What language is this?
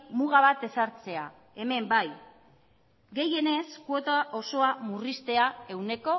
Basque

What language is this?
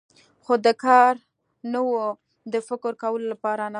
Pashto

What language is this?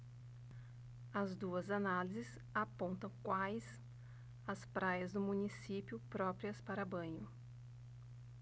Portuguese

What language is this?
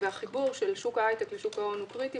Hebrew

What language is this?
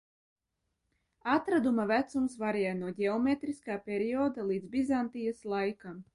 Latvian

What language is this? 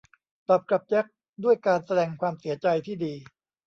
Thai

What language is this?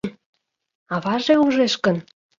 Mari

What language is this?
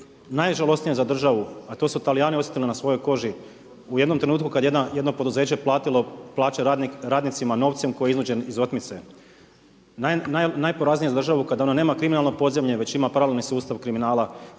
Croatian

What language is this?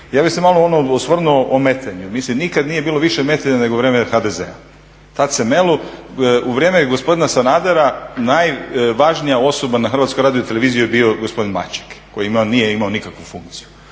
Croatian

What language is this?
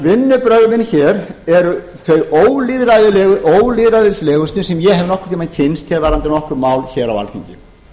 Icelandic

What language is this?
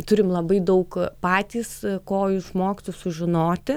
Lithuanian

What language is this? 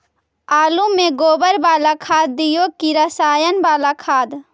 Magahi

